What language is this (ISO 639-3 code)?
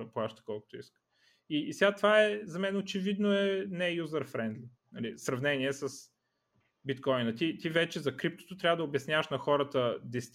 bul